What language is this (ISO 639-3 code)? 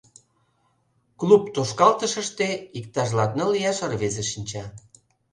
chm